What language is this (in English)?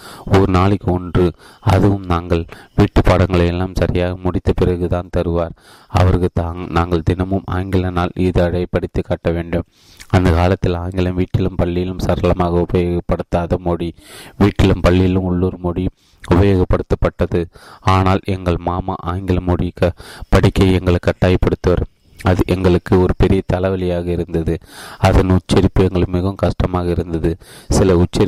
Tamil